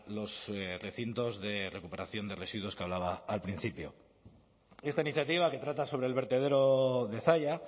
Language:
Spanish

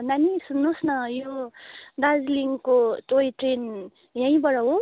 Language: Nepali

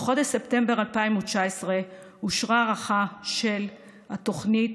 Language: Hebrew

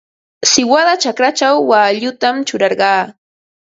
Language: Ambo-Pasco Quechua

